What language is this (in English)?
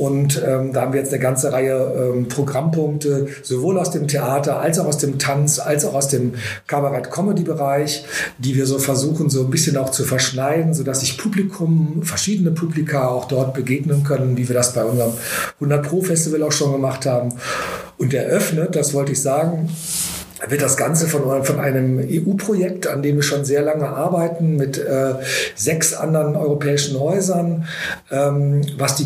German